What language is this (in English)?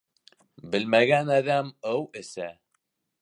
Bashkir